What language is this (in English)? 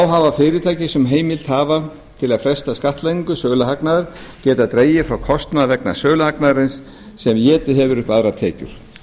Icelandic